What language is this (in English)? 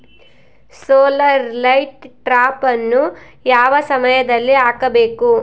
Kannada